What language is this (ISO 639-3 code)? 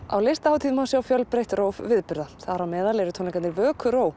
isl